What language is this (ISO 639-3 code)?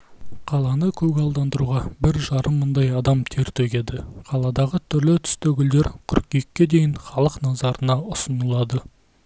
kaz